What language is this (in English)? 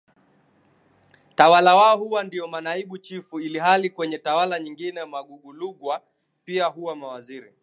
Swahili